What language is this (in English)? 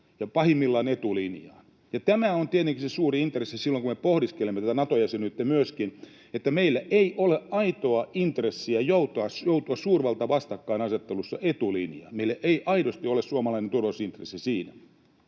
Finnish